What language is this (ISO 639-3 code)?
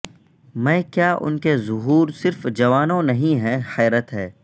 urd